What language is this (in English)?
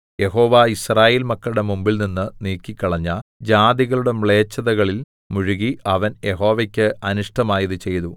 Malayalam